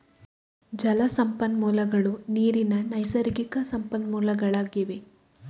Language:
Kannada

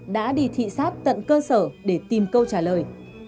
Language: Vietnamese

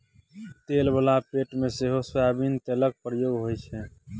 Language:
Maithili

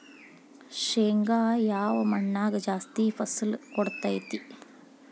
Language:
Kannada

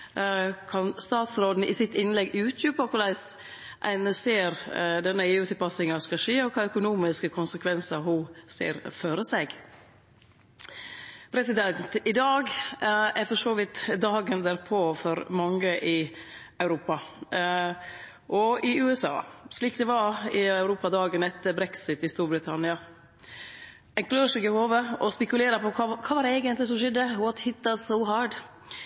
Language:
Norwegian Nynorsk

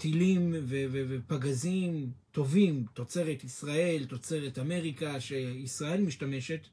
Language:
Hebrew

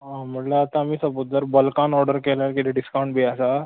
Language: Konkani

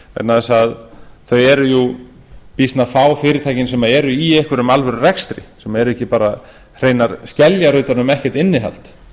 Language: Icelandic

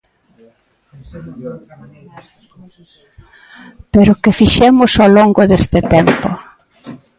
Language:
Galician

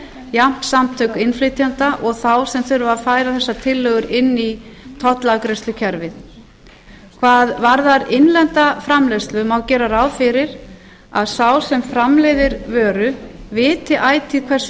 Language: Icelandic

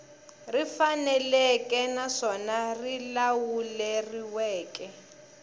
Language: Tsonga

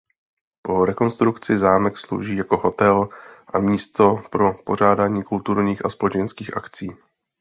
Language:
Czech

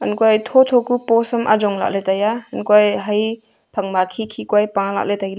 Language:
Wancho Naga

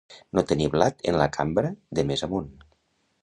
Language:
Catalan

